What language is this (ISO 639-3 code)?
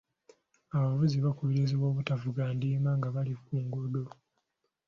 lug